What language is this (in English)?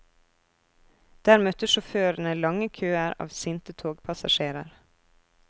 Norwegian